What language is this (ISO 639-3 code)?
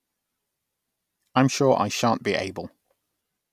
eng